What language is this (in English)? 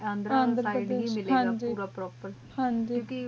Punjabi